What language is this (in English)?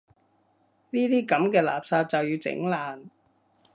Cantonese